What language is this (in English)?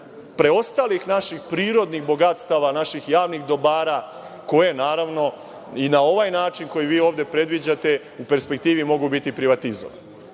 Serbian